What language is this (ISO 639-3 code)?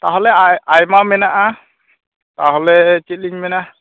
sat